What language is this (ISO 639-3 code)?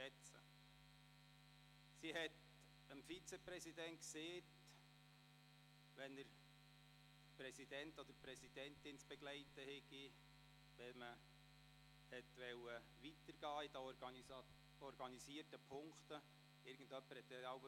gsw